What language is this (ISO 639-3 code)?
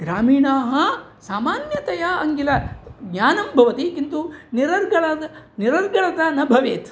san